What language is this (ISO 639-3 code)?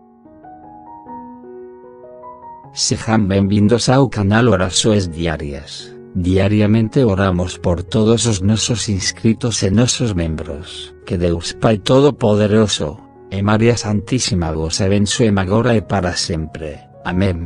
por